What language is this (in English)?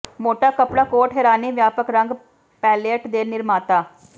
Punjabi